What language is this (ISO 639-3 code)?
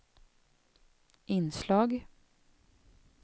swe